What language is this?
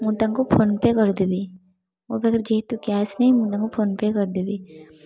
Odia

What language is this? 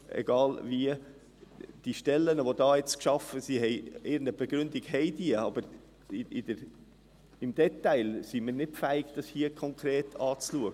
Swiss German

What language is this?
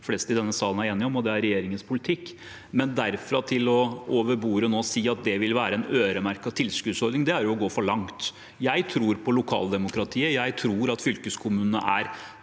Norwegian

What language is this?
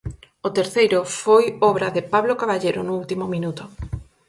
Galician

